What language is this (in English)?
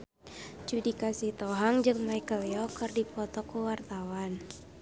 Sundanese